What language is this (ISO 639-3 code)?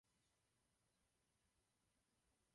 ces